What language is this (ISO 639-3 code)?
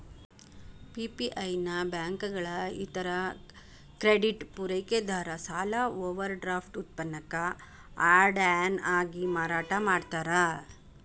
kan